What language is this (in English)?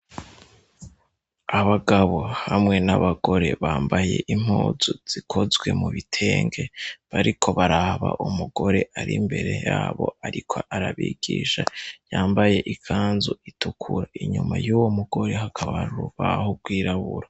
Rundi